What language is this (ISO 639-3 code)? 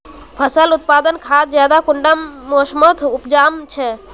mag